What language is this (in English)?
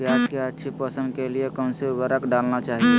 Magahi